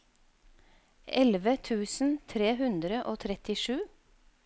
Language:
Norwegian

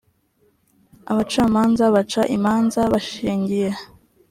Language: Kinyarwanda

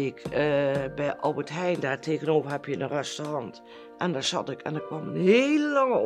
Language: Dutch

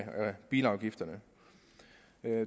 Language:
Danish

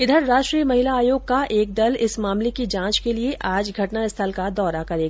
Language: Hindi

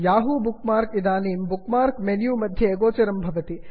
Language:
Sanskrit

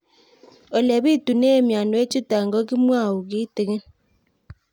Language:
Kalenjin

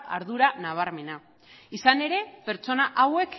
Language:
Basque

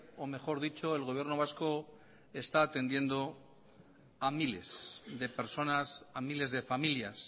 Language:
Spanish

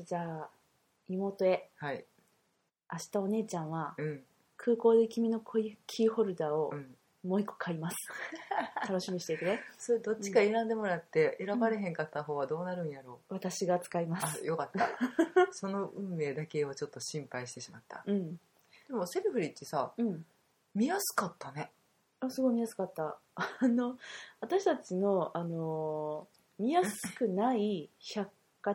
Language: Japanese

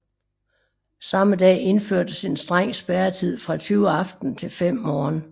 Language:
Danish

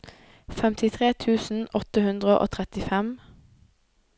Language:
Norwegian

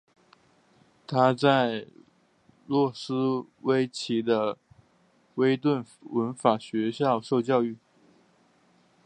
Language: Chinese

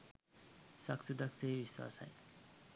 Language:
Sinhala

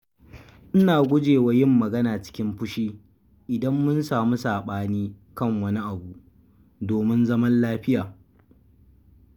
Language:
Hausa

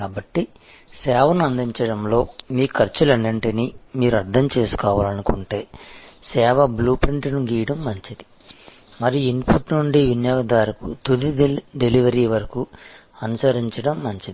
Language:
Telugu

